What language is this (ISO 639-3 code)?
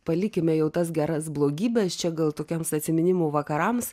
lit